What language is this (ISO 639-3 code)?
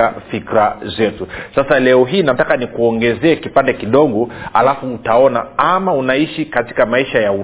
swa